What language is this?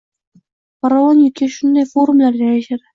Uzbek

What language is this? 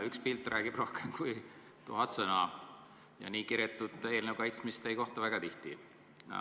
Estonian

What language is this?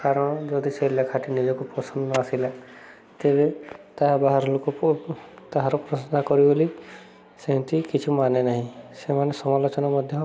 Odia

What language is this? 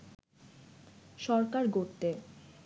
Bangla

